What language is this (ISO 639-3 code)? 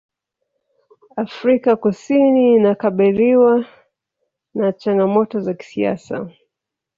swa